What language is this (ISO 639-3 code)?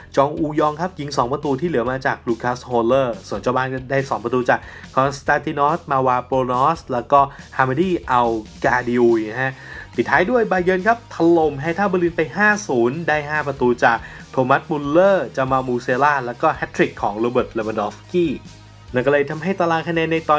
tha